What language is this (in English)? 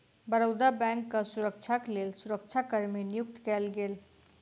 Maithili